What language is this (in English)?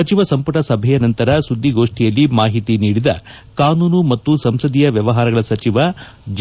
Kannada